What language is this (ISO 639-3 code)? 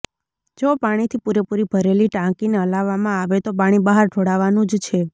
guj